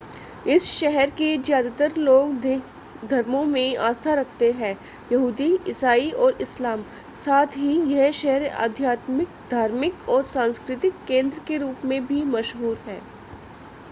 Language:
Hindi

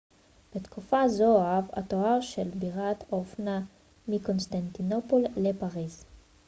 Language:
Hebrew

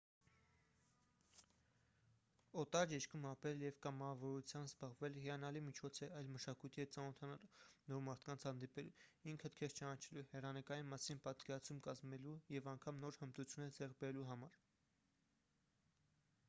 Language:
Armenian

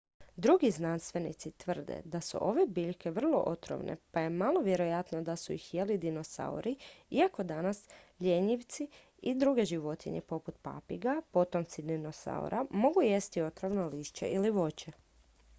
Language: Croatian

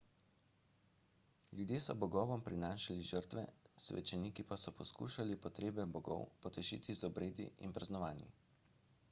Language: Slovenian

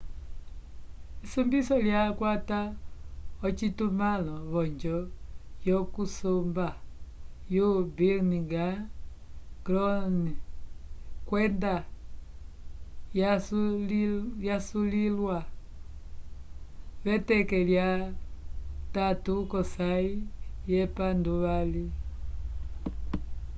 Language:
Umbundu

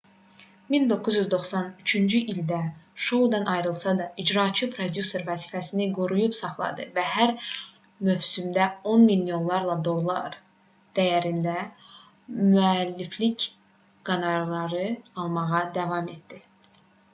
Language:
Azerbaijani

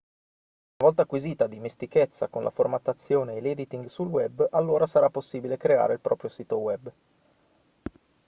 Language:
Italian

